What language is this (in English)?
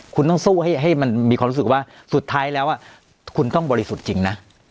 Thai